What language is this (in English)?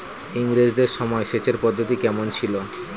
Bangla